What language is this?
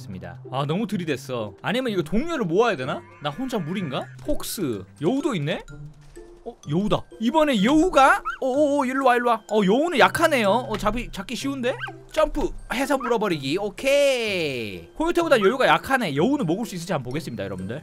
Korean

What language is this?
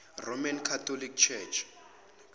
Zulu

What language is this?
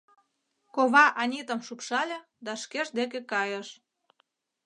Mari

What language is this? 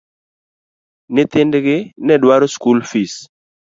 Luo (Kenya and Tanzania)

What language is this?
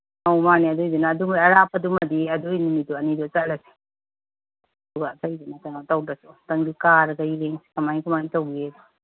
Manipuri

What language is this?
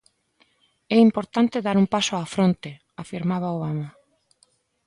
Galician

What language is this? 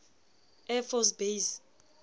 Southern Sotho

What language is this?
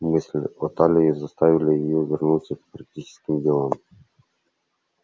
Russian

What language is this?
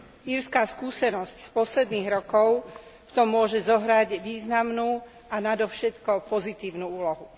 Slovak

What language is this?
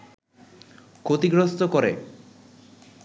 Bangla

